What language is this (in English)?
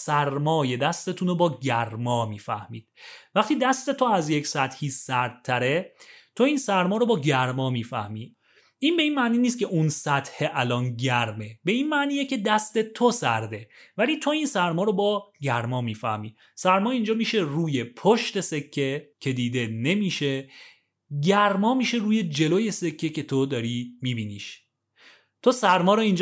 Persian